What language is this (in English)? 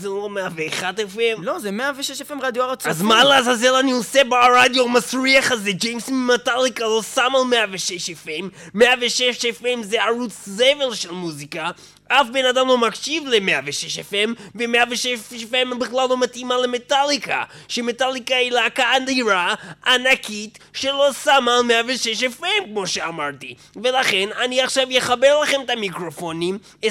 Hebrew